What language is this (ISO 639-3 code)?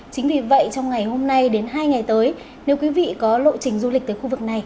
vie